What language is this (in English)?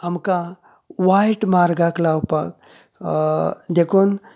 Konkani